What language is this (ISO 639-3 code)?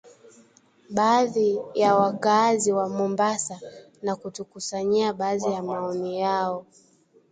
swa